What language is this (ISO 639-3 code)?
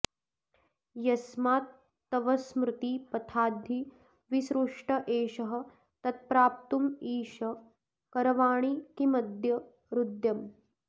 san